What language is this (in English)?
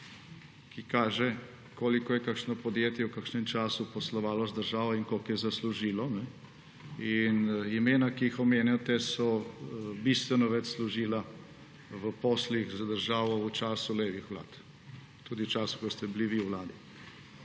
Slovenian